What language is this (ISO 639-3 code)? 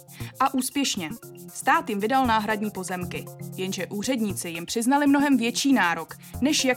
ces